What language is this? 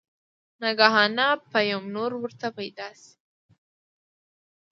Pashto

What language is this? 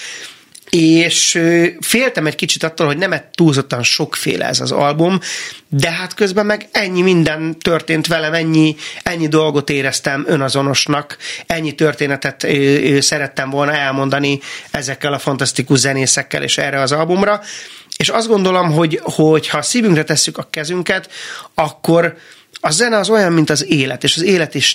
Hungarian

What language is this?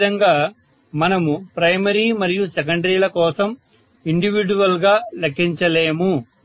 Telugu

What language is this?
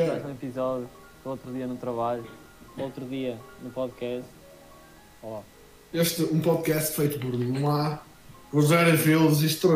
Portuguese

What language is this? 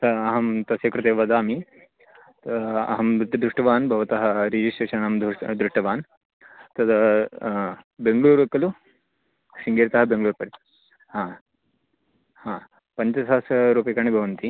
Sanskrit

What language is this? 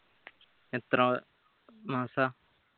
Malayalam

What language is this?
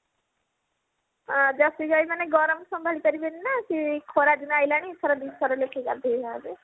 Odia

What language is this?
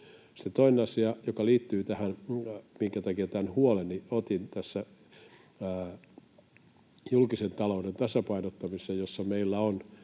Finnish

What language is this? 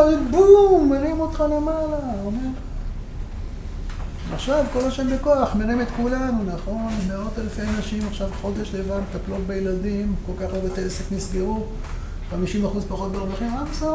Hebrew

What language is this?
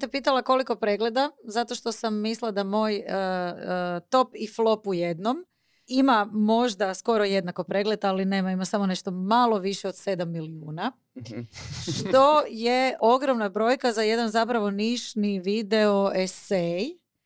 Croatian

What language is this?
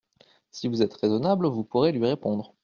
French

